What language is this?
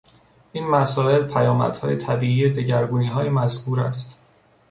Persian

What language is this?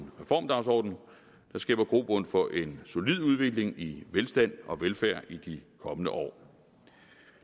Danish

